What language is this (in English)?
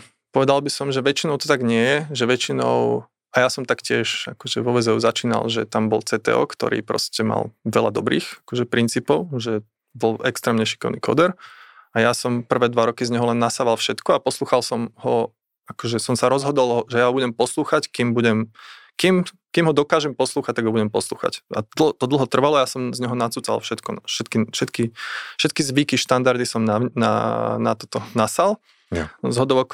Slovak